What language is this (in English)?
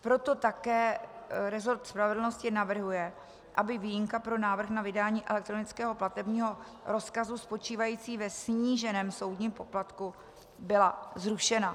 Czech